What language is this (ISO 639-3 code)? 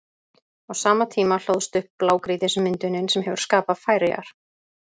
isl